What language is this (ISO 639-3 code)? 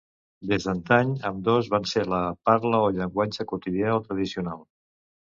cat